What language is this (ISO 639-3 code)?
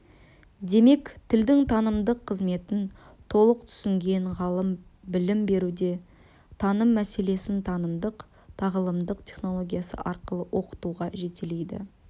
kaz